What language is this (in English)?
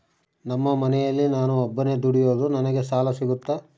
Kannada